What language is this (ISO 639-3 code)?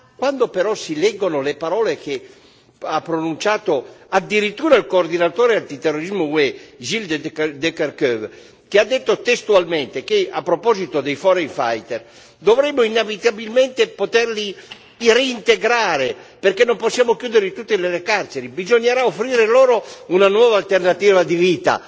ita